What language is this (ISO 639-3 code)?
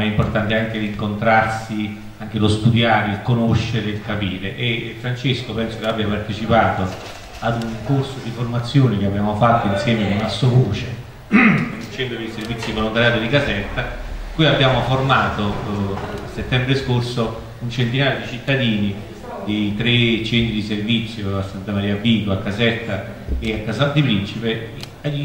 ita